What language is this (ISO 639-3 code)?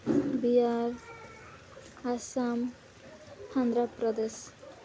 ori